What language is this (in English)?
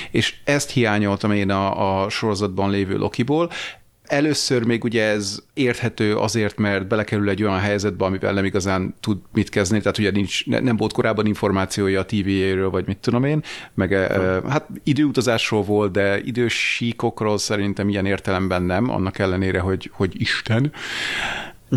Hungarian